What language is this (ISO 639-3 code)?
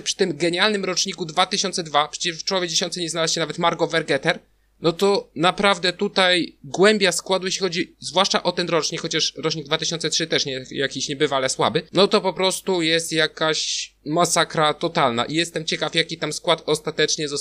pol